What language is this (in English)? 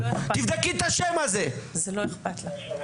Hebrew